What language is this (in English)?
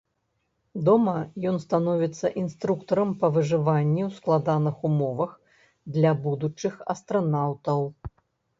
Belarusian